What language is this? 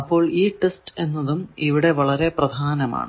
Malayalam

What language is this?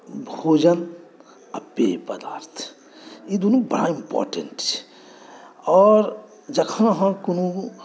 Maithili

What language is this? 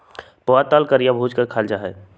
Magahi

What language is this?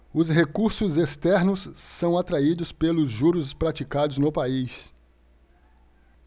Portuguese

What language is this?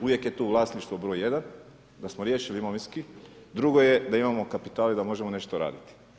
Croatian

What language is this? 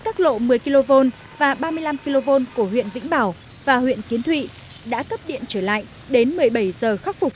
Vietnamese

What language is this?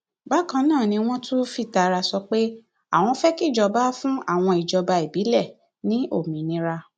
Yoruba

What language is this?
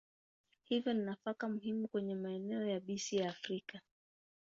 Swahili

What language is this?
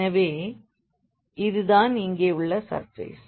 Tamil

